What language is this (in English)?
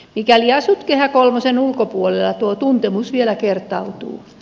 Finnish